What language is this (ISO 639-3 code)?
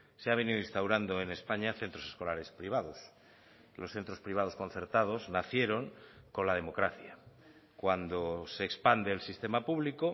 spa